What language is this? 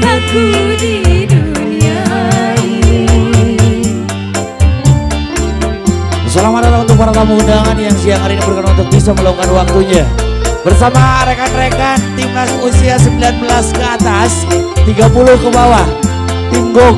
Indonesian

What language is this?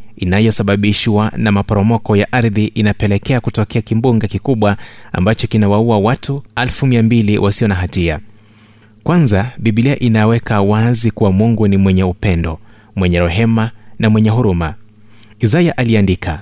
Swahili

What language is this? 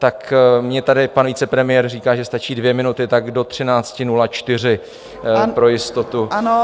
Czech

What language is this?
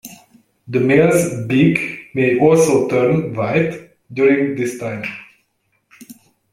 English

